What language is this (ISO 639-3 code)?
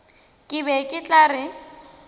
nso